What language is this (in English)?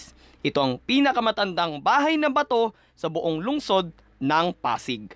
Filipino